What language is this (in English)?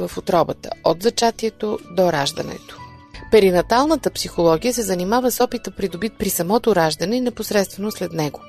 Bulgarian